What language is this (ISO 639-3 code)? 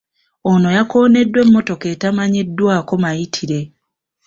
lug